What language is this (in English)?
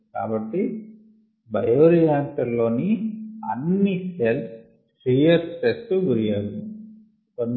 Telugu